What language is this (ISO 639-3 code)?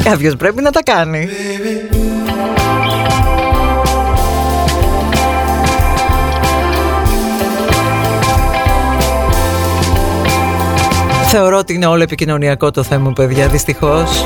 ell